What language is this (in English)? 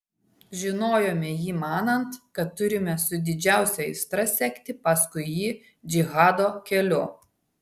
Lithuanian